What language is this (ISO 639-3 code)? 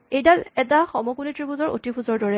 asm